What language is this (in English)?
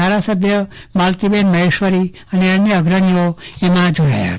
Gujarati